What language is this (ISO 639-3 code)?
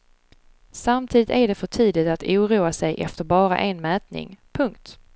swe